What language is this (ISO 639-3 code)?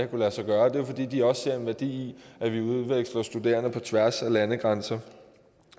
dan